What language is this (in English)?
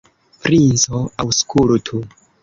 Esperanto